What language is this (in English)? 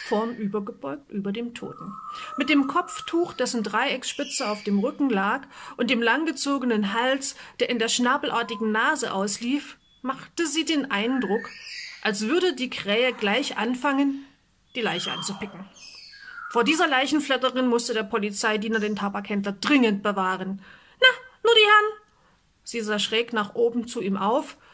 German